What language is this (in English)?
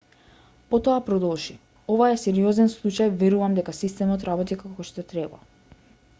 Macedonian